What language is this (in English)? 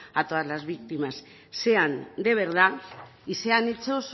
Spanish